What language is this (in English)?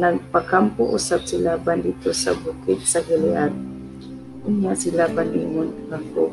Filipino